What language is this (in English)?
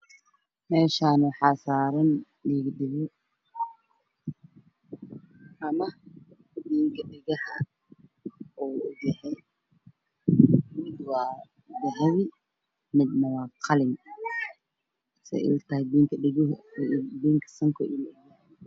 Somali